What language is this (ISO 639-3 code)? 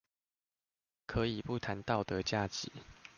zho